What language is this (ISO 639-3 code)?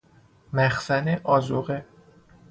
fas